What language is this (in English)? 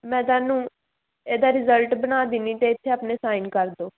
Punjabi